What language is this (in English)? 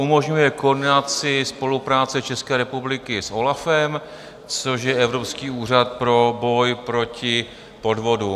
Czech